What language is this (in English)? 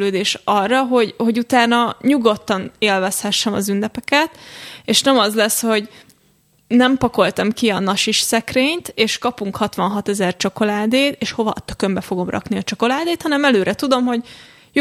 Hungarian